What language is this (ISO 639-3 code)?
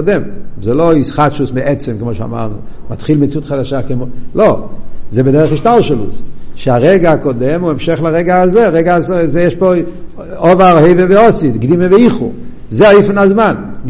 heb